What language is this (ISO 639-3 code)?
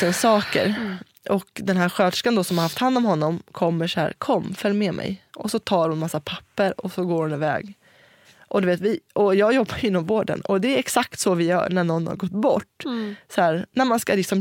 swe